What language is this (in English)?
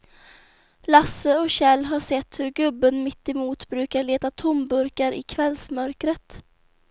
Swedish